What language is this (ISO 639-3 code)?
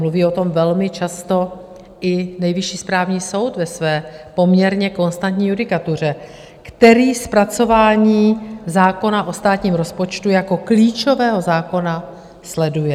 ces